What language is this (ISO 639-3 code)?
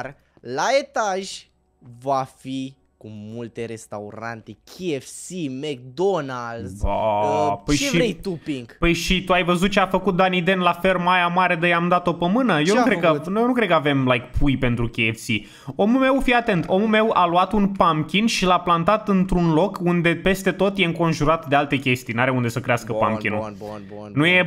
ron